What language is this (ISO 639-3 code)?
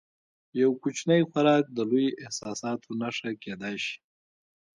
pus